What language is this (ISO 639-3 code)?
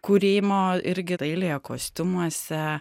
lit